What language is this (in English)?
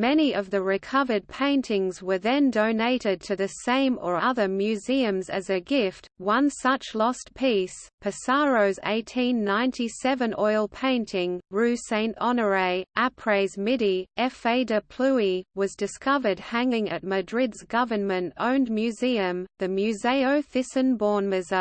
English